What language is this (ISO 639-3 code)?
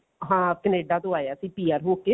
pan